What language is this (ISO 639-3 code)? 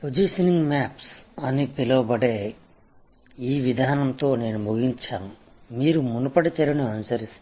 tel